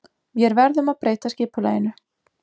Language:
Icelandic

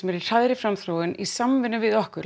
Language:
Icelandic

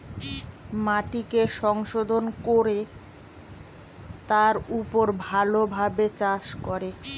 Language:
Bangla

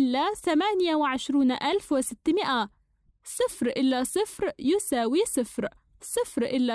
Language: Arabic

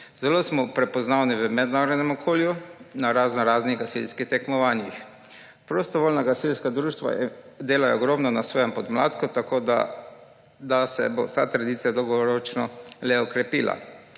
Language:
Slovenian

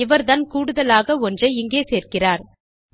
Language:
Tamil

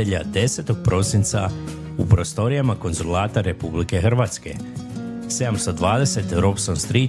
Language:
Croatian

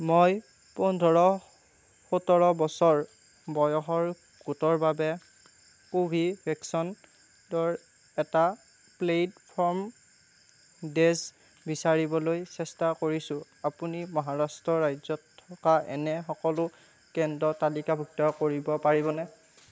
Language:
Assamese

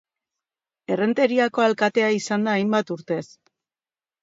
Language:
Basque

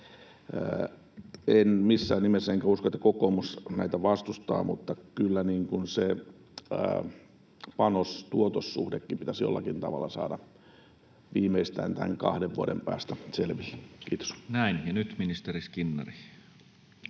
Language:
Finnish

